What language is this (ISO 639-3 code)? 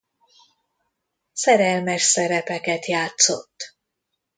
hun